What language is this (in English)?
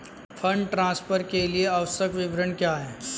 Hindi